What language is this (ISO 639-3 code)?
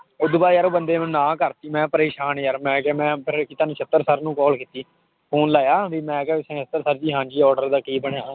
pan